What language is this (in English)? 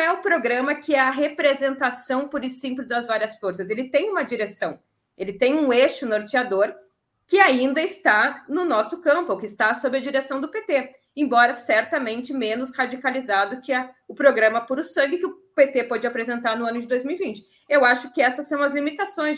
Portuguese